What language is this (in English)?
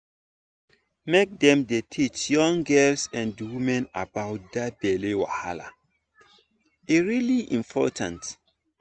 Nigerian Pidgin